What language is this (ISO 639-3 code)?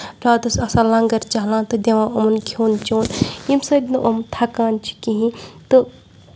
kas